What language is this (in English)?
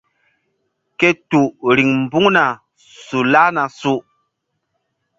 Mbum